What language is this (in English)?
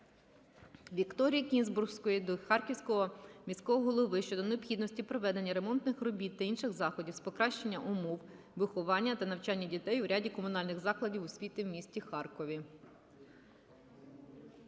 Ukrainian